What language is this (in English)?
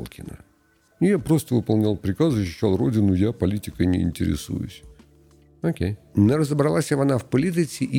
Ukrainian